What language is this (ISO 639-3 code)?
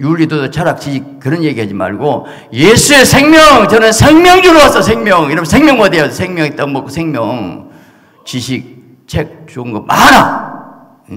kor